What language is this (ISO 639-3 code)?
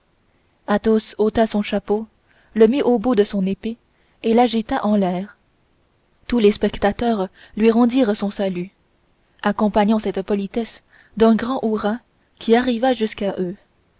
fra